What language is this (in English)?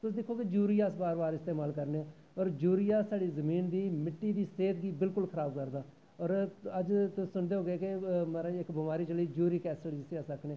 Dogri